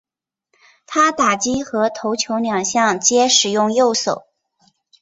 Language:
Chinese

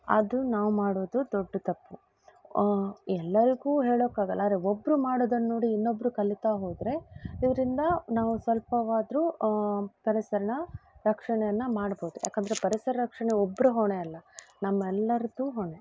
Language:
Kannada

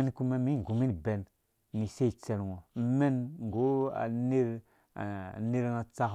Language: Dũya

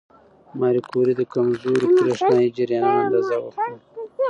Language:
Pashto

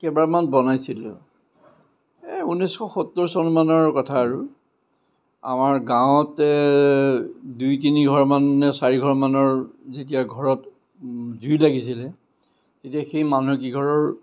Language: Assamese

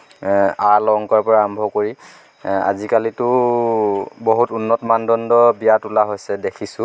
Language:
Assamese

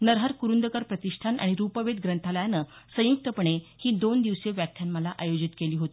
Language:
Marathi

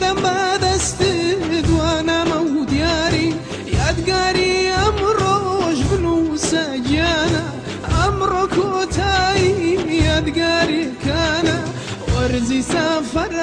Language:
Arabic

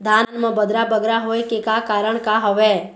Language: Chhattisgarhi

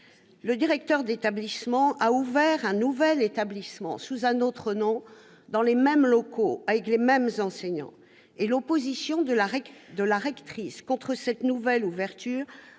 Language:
French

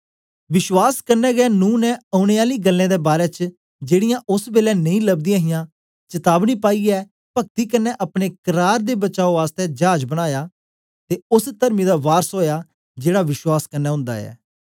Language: Dogri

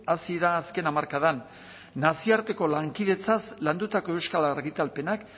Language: Basque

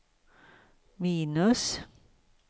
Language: Swedish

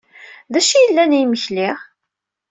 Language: Kabyle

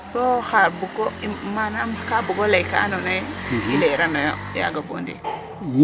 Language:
Serer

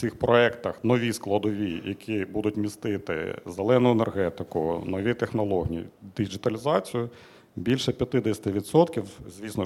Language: Ukrainian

